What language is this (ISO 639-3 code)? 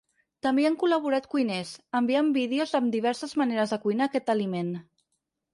cat